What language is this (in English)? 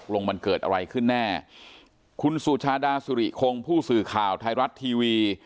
Thai